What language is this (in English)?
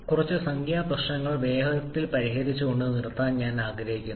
Malayalam